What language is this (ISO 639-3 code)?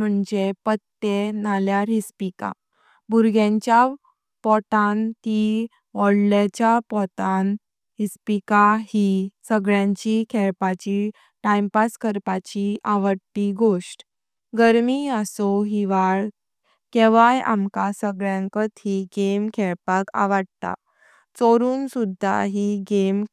kok